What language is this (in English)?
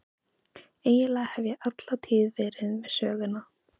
Icelandic